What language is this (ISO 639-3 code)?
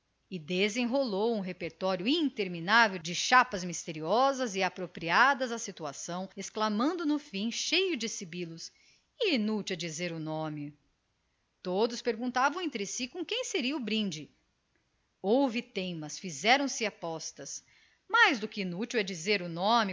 por